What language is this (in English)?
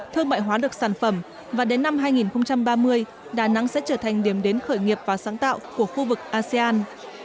Vietnamese